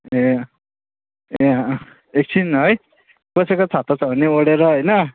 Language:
Nepali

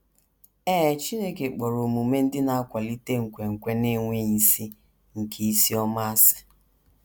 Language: Igbo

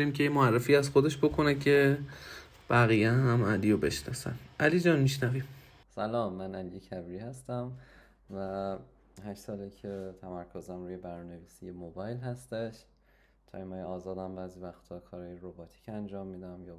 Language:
Persian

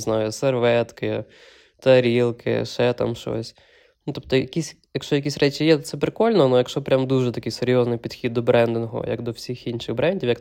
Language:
Ukrainian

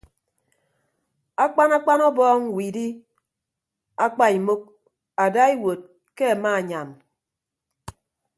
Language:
Ibibio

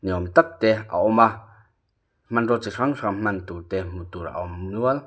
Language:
Mizo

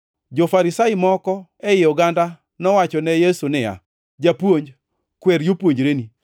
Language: Luo (Kenya and Tanzania)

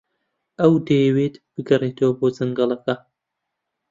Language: Central Kurdish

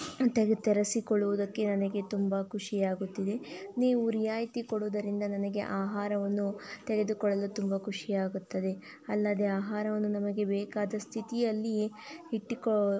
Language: Kannada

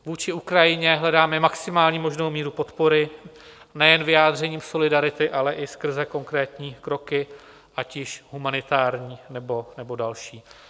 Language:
Czech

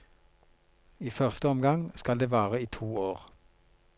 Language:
Norwegian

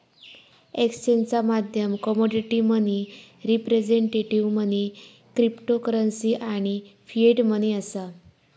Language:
Marathi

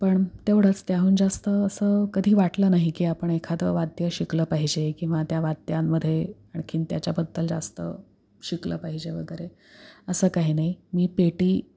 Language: Marathi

